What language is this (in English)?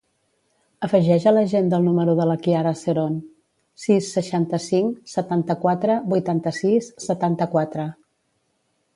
Catalan